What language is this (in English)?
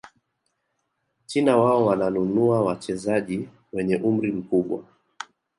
Swahili